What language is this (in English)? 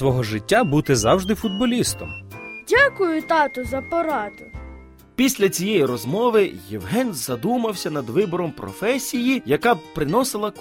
Ukrainian